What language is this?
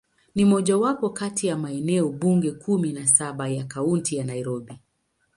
Swahili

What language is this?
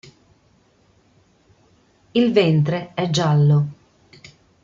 Italian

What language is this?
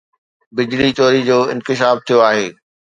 Sindhi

